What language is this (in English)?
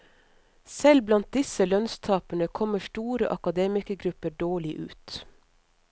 Norwegian